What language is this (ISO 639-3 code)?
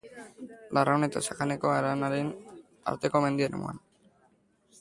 eus